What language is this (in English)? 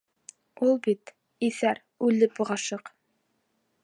Bashkir